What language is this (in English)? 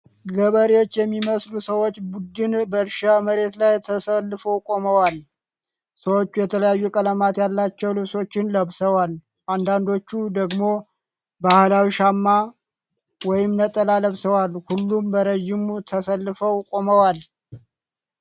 Amharic